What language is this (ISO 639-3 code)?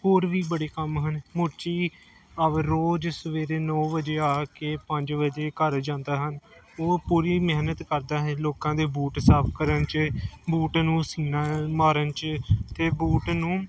pan